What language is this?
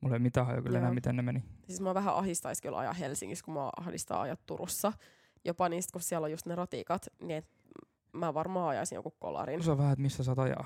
Finnish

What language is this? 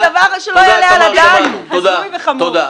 Hebrew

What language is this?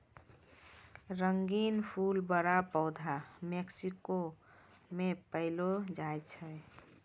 Maithili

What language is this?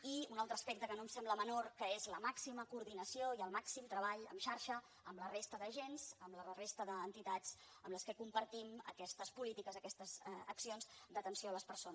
Catalan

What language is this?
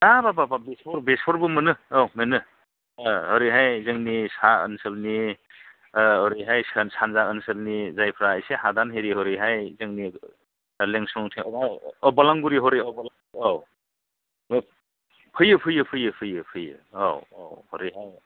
Bodo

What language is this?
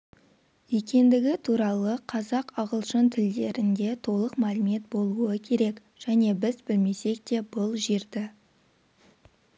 Kazakh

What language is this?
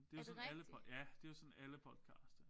Danish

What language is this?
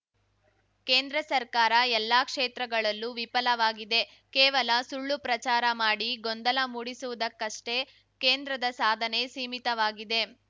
Kannada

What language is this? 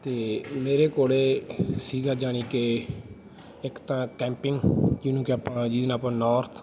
Punjabi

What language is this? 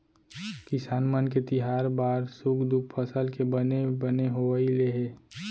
Chhattisgarhi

